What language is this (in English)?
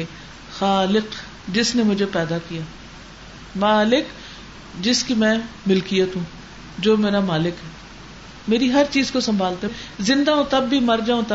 Urdu